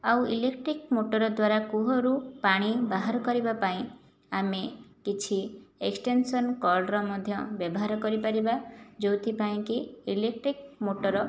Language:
Odia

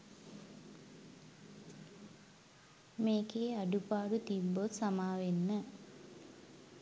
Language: Sinhala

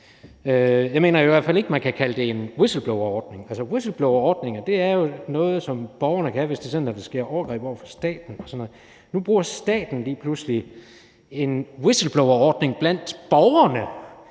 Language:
Danish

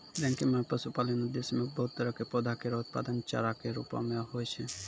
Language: Maithili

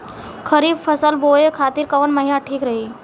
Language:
Bhojpuri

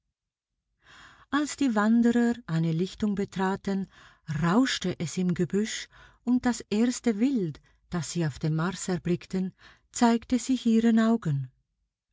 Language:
German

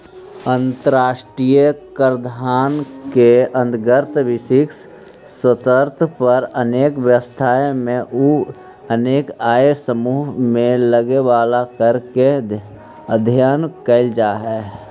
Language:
Magahi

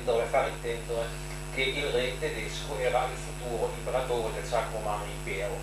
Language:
Italian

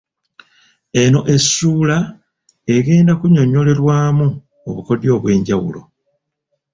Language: Ganda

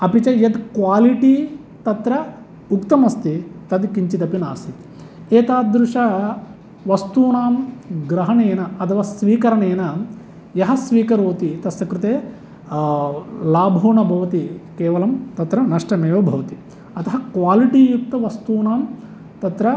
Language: Sanskrit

